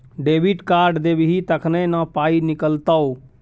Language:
Maithili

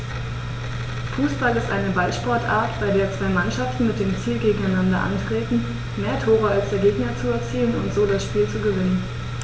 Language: German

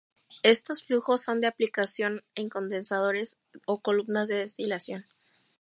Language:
Spanish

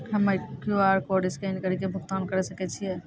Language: Maithili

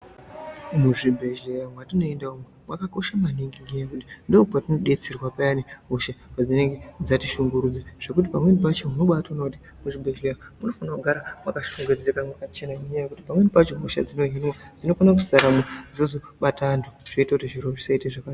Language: Ndau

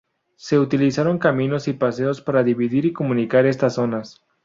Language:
Spanish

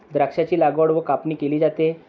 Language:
Marathi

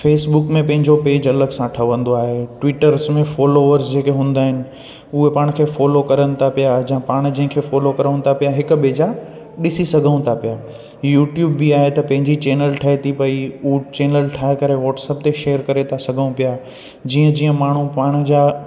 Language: Sindhi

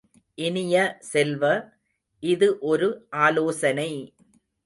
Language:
Tamil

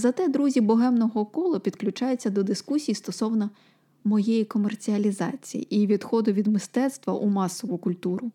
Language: Ukrainian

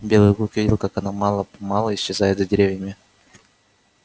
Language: Russian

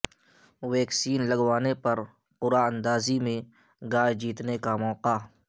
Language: Urdu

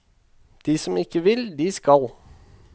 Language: Norwegian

